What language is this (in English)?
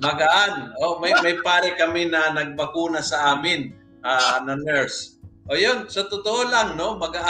Filipino